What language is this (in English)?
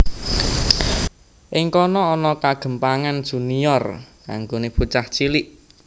Javanese